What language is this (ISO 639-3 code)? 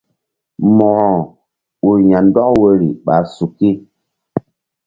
mdd